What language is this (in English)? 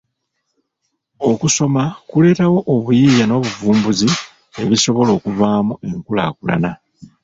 Ganda